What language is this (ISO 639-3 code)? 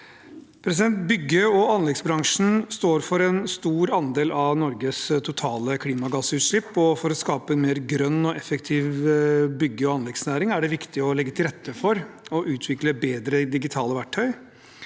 nor